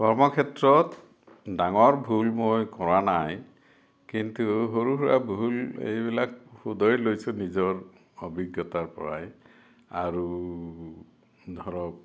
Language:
Assamese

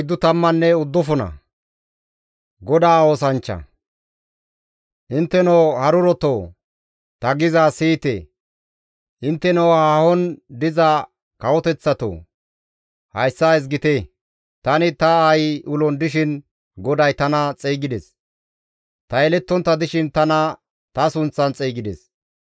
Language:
Gamo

